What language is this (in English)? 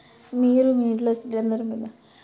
Telugu